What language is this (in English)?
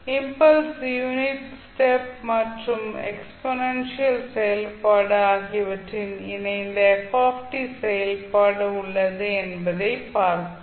Tamil